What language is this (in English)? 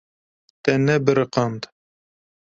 Kurdish